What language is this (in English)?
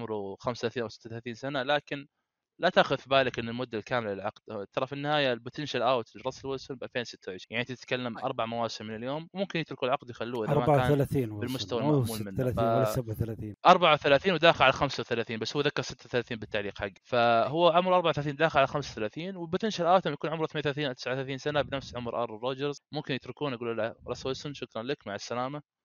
Arabic